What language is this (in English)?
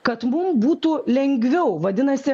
Lithuanian